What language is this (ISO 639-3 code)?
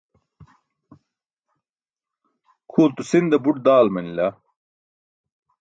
bsk